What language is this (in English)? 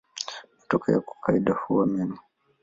Swahili